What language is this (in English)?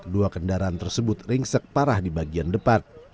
Indonesian